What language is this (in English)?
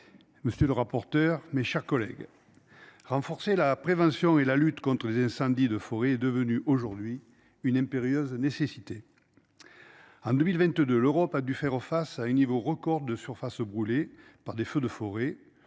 French